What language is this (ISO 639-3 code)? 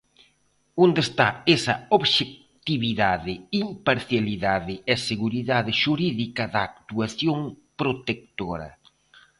glg